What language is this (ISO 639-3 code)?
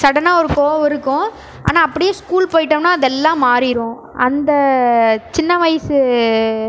tam